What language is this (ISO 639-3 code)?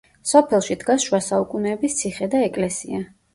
kat